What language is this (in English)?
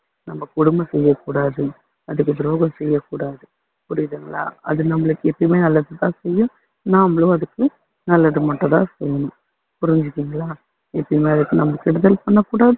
Tamil